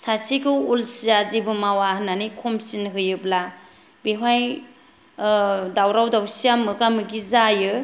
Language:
Bodo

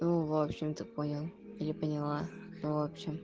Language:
Russian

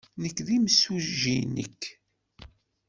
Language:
Kabyle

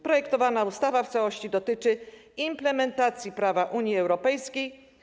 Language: Polish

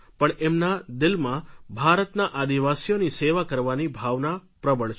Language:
Gujarati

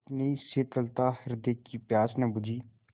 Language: Hindi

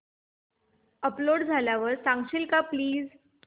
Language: Marathi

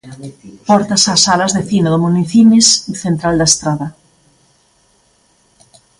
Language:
Galician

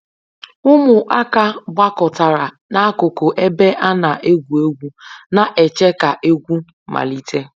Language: Igbo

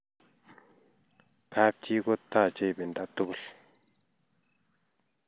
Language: Kalenjin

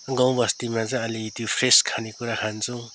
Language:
Nepali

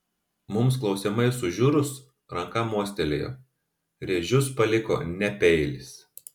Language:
Lithuanian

